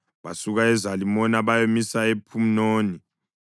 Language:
North Ndebele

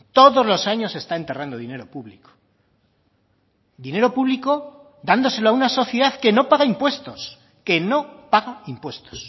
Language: Spanish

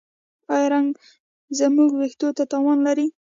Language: Pashto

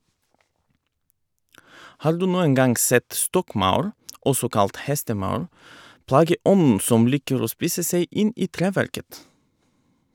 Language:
Norwegian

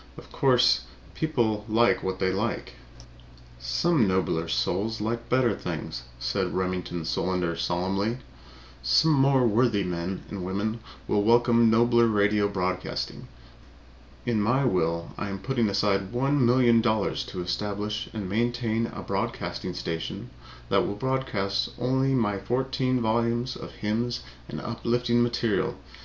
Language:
English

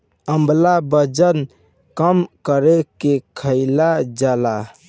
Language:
Bhojpuri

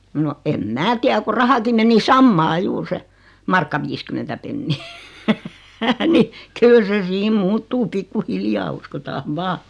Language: Finnish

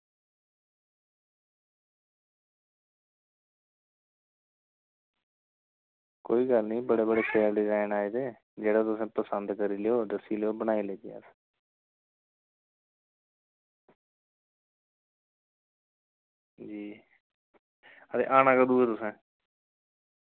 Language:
Dogri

